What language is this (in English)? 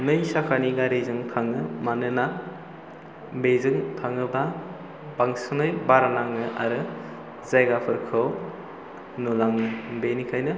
Bodo